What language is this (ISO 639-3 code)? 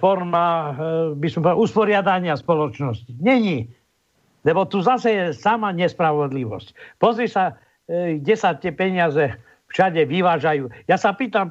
slk